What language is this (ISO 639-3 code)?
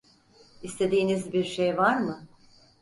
tur